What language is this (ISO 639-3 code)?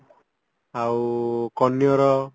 ori